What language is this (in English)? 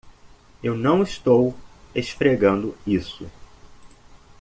Portuguese